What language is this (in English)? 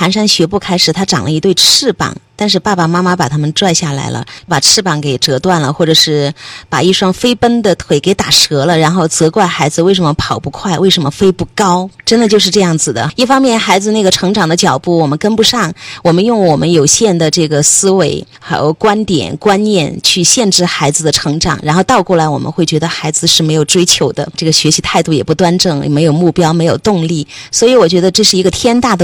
Chinese